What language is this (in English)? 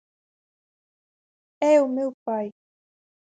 Galician